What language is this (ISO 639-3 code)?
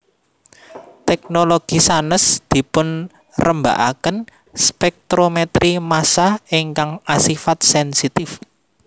jav